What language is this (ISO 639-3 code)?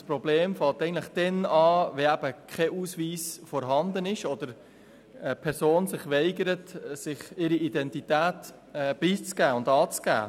gsw